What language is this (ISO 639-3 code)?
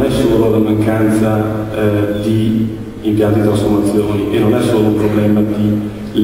ita